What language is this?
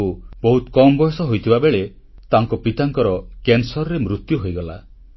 Odia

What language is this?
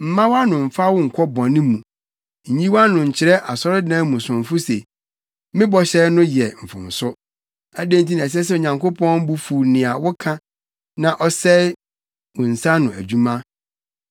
Akan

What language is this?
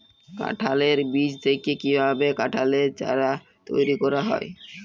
Bangla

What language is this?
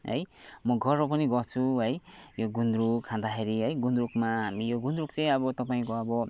Nepali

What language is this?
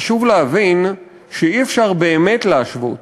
Hebrew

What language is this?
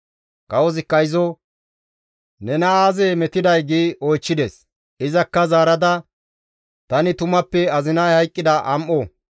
Gamo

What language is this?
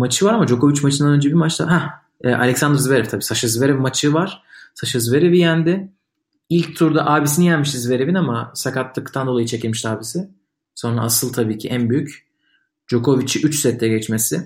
Turkish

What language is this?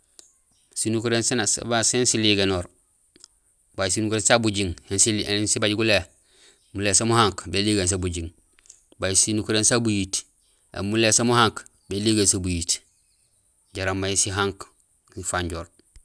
Gusilay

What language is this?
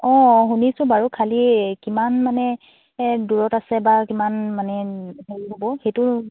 Assamese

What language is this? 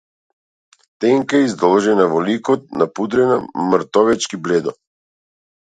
Macedonian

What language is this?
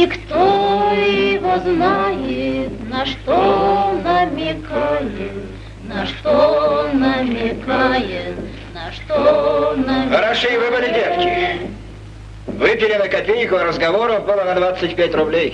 Russian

